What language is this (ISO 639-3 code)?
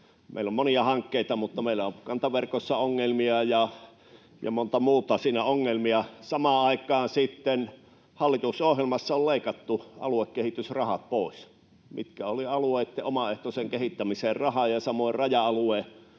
fin